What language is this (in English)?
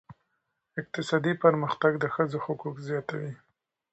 Pashto